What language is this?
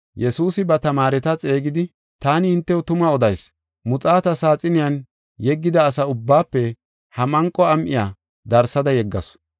Gofa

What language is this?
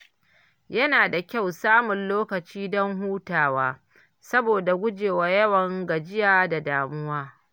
Hausa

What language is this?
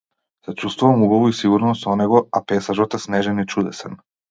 Macedonian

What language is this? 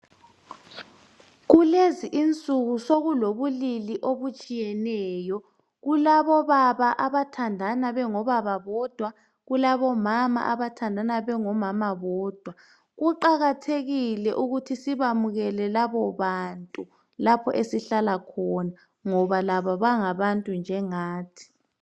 North Ndebele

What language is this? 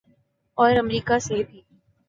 Urdu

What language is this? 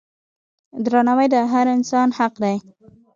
Pashto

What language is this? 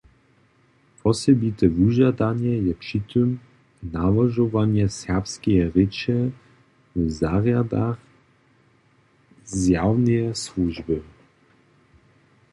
Upper Sorbian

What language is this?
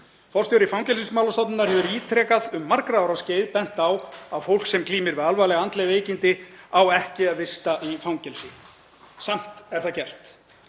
Icelandic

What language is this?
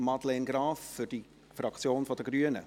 Swiss German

